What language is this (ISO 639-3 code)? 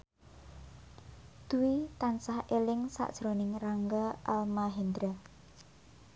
jav